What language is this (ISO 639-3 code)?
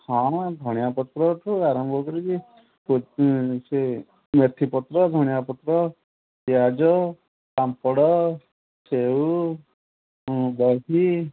ori